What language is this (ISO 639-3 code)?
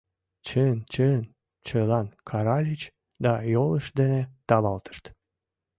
chm